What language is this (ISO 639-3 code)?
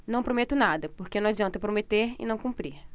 por